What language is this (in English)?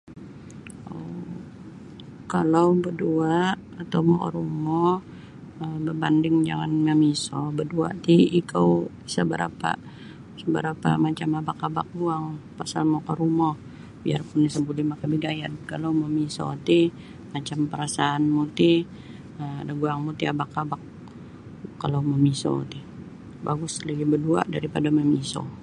Sabah Bisaya